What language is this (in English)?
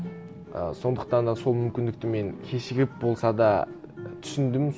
Kazakh